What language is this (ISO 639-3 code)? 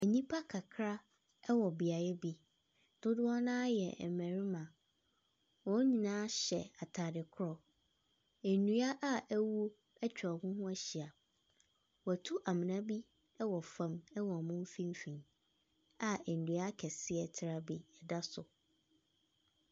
aka